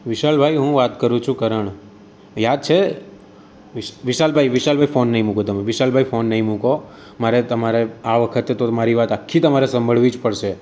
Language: Gujarati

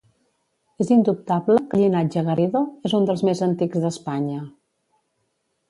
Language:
Catalan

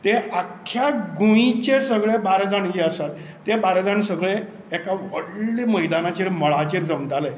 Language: Konkani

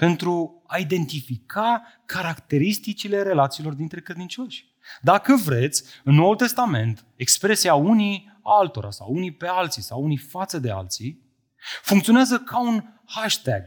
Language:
Romanian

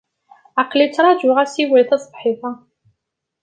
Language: Kabyle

